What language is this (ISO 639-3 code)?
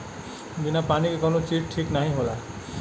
bho